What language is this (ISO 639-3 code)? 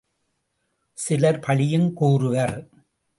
tam